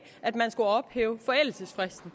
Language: Danish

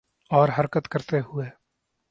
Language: Urdu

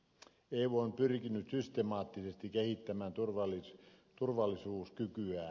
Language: Finnish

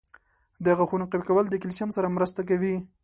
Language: Pashto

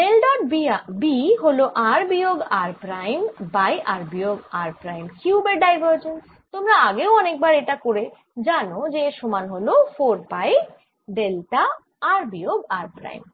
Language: Bangla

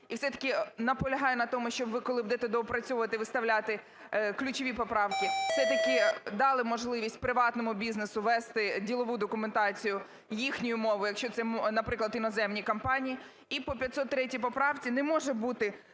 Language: Ukrainian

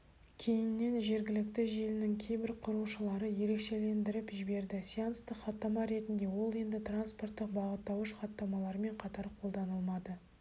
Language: Kazakh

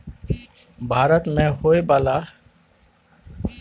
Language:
Maithili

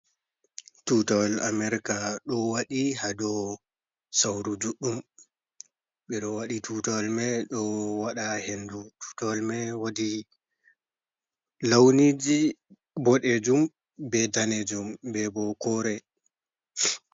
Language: Fula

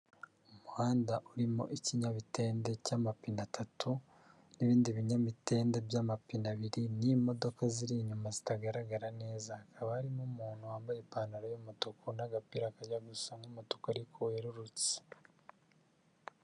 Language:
Kinyarwanda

